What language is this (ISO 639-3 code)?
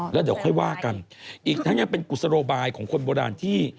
tha